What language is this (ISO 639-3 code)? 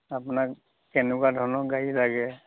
asm